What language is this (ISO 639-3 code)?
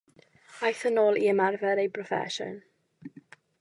cym